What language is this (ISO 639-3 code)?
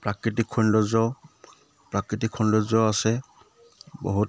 asm